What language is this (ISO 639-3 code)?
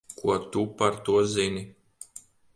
lav